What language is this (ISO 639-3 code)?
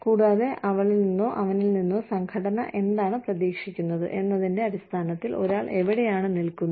mal